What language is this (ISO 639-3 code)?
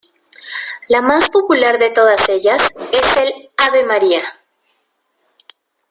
spa